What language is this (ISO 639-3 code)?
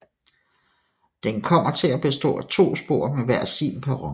dan